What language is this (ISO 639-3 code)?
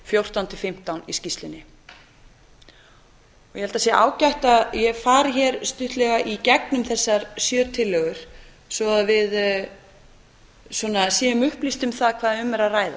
isl